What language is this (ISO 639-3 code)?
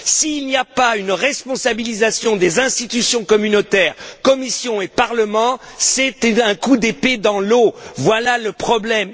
fra